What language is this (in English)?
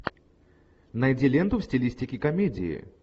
Russian